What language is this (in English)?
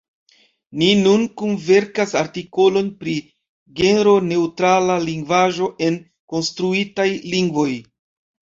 Esperanto